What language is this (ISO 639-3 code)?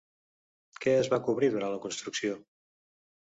cat